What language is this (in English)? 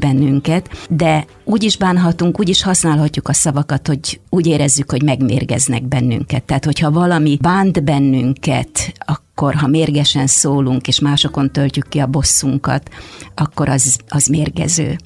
Hungarian